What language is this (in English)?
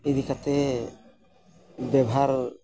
Santali